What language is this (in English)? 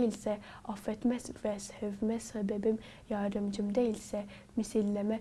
Turkish